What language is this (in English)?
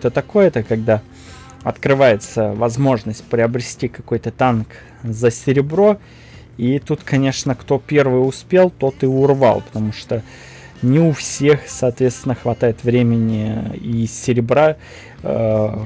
Russian